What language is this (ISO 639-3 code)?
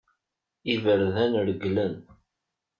kab